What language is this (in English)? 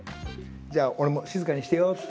Japanese